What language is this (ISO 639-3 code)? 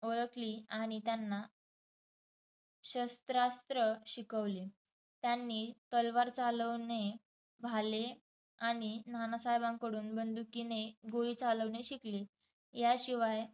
mar